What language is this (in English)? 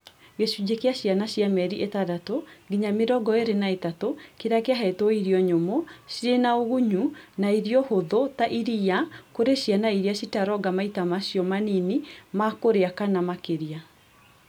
Kikuyu